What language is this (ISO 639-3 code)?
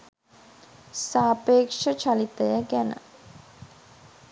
sin